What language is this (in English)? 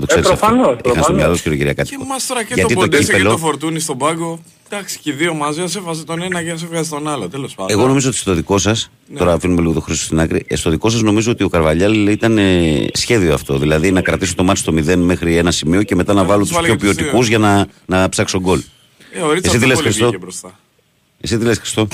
Greek